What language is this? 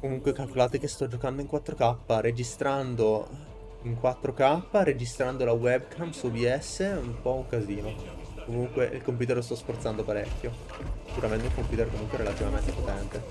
Italian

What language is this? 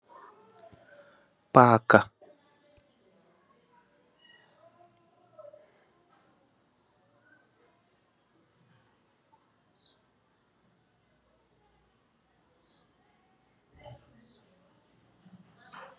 Wolof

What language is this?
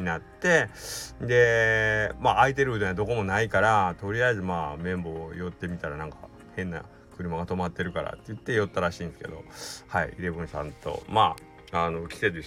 Japanese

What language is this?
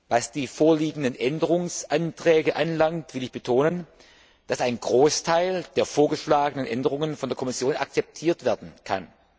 German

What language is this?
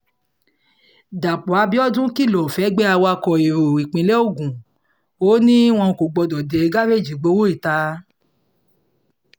Yoruba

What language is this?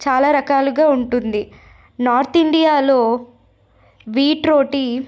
Telugu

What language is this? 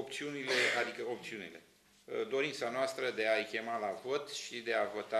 Romanian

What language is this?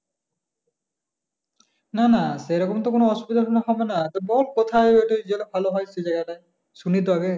Bangla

